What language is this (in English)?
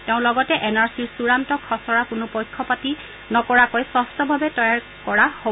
Assamese